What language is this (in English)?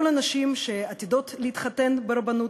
Hebrew